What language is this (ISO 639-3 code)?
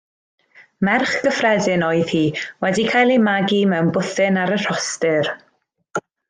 cym